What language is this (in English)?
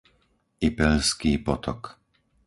Slovak